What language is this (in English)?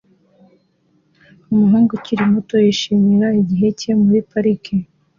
Kinyarwanda